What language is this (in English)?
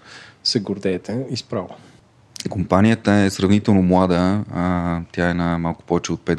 Bulgarian